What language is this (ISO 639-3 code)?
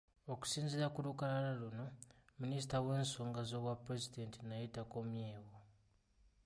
lug